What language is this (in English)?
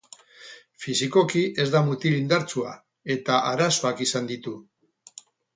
Basque